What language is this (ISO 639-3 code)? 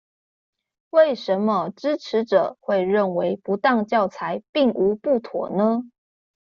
zho